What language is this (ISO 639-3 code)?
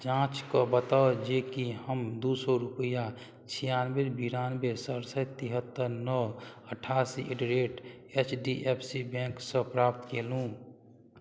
mai